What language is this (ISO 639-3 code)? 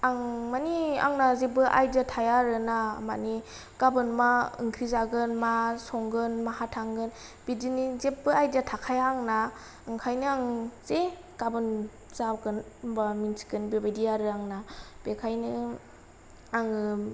brx